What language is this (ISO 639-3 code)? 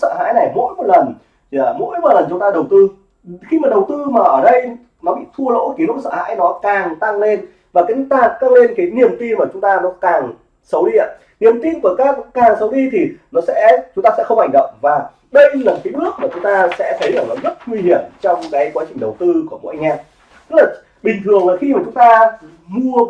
vie